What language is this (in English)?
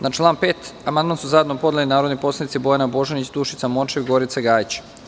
Serbian